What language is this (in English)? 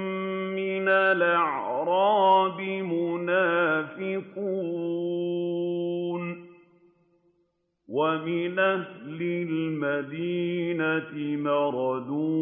Arabic